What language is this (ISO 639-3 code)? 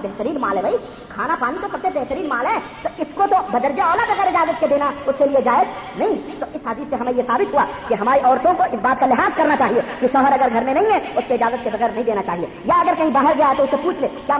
urd